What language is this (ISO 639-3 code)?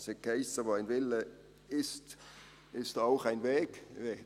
gsw